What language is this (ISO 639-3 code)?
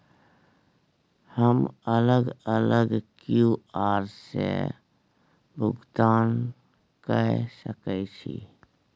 mai